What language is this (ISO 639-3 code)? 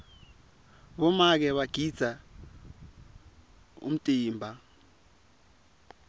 ssw